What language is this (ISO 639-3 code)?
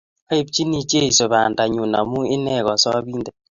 kln